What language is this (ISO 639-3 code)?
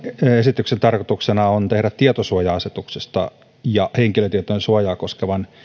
fin